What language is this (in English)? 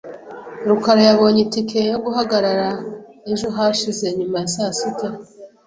Kinyarwanda